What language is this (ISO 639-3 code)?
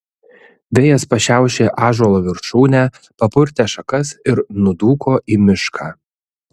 lit